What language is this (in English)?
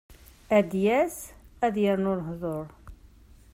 Kabyle